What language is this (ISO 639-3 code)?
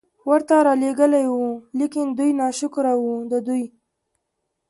pus